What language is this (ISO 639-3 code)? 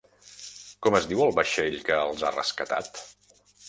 cat